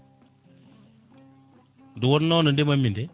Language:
Fula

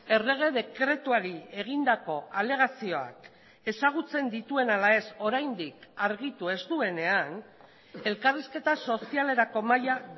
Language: Basque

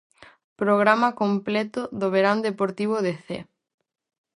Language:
Galician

